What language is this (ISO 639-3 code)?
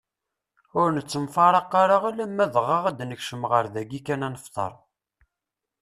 kab